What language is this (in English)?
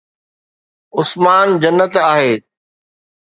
Sindhi